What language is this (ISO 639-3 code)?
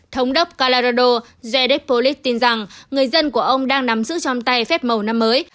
vie